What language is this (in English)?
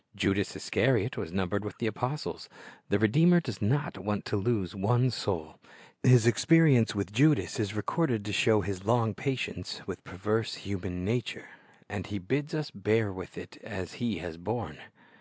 English